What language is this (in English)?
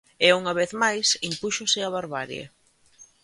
Galician